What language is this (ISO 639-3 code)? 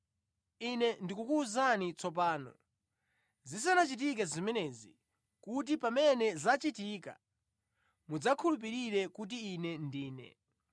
nya